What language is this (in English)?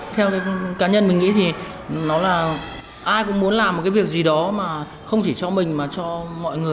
Vietnamese